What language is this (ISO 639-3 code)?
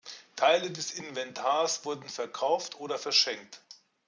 deu